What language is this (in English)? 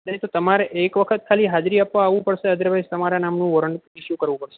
Gujarati